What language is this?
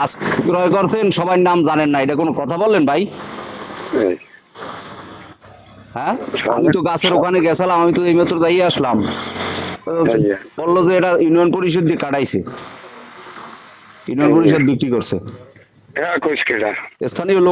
Bangla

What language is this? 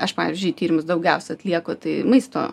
Lithuanian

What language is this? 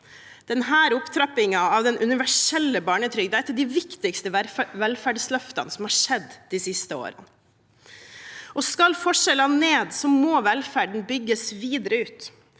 Norwegian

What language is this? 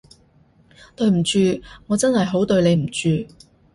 Cantonese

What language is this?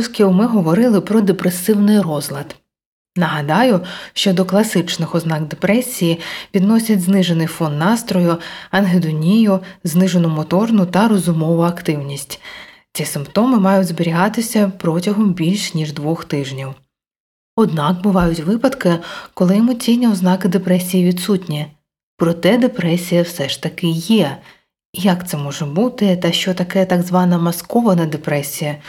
Ukrainian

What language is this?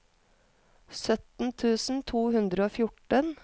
Norwegian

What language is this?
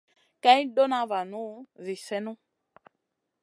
Masana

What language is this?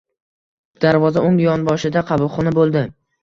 Uzbek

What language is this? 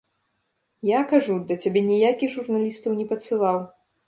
Belarusian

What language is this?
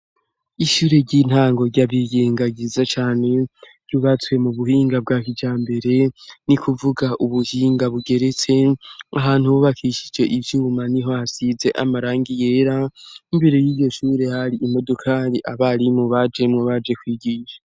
Rundi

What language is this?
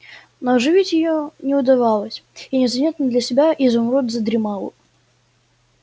Russian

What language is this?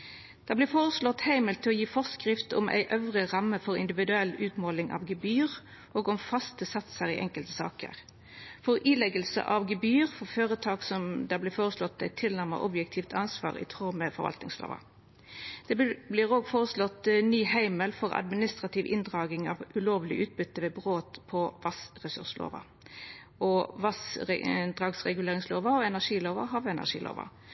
Norwegian Nynorsk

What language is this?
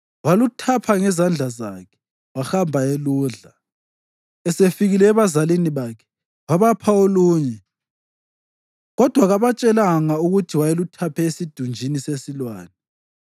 North Ndebele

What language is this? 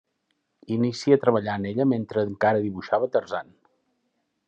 Catalan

